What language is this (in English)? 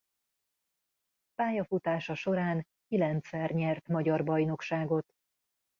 Hungarian